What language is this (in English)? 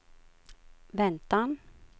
Swedish